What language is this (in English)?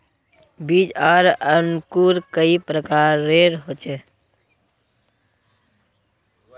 Magahi